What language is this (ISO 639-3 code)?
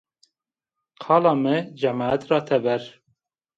zza